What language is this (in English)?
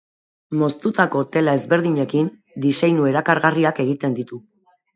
Basque